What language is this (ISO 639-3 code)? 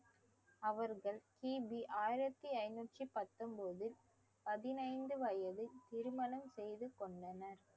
tam